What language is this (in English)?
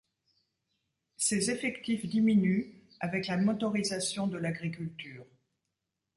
French